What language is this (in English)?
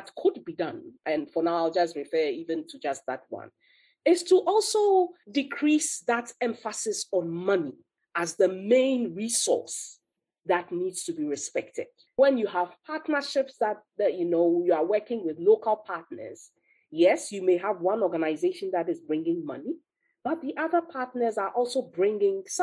English